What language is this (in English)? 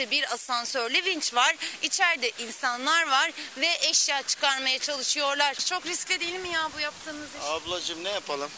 Turkish